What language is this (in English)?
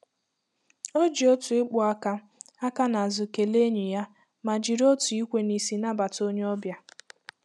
Igbo